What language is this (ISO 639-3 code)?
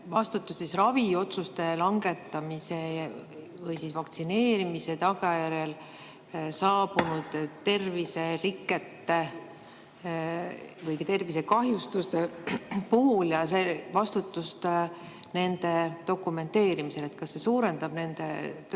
est